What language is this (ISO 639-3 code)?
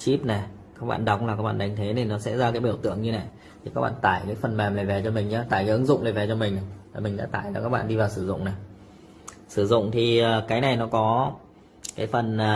vie